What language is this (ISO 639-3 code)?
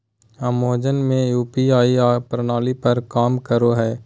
mag